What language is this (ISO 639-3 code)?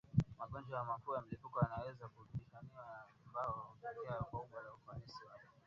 swa